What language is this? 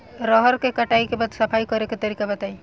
Bhojpuri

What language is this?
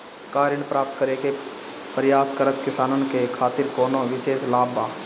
Bhojpuri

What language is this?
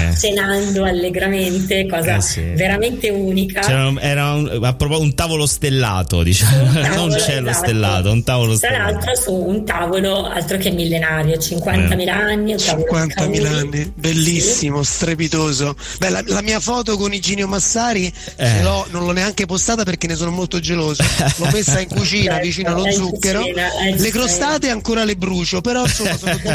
Italian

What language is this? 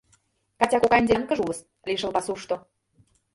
Mari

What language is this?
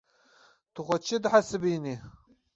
Kurdish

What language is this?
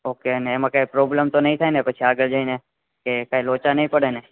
Gujarati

